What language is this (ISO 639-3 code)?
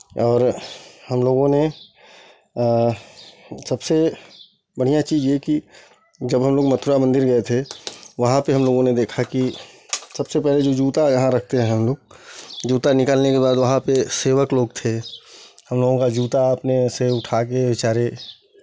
hin